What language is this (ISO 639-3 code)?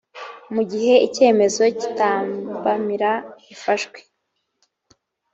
kin